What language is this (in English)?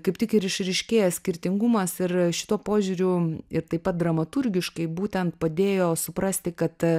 Lithuanian